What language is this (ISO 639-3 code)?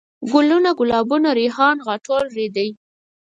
pus